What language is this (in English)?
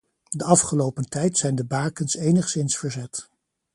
Dutch